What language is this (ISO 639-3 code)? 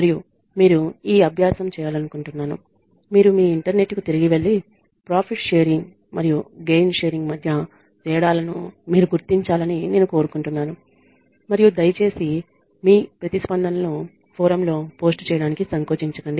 tel